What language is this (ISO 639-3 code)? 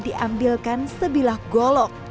ind